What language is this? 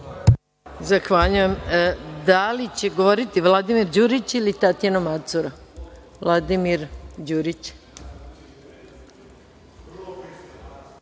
Serbian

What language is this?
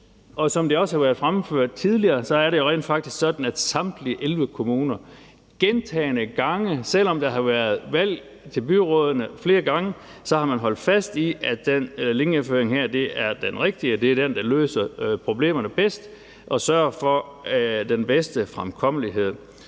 Danish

